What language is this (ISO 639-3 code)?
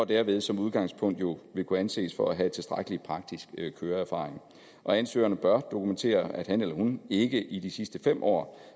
dan